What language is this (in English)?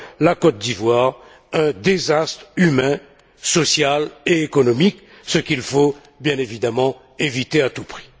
French